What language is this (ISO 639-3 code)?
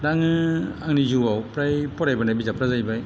brx